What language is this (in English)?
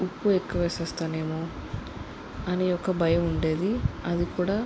Telugu